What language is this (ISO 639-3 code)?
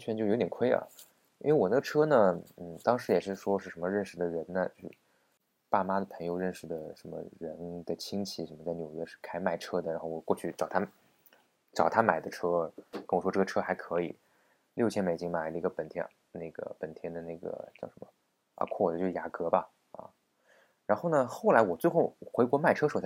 zho